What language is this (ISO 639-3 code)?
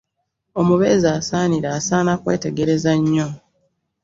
lug